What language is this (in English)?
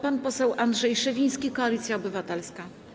Polish